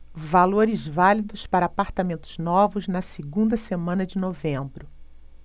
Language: Portuguese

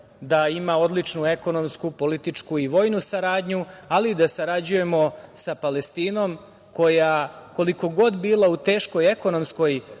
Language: Serbian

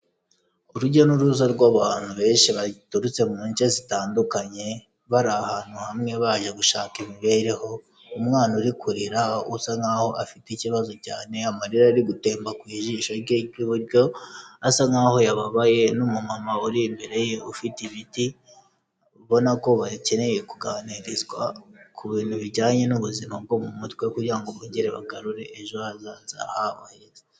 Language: Kinyarwanda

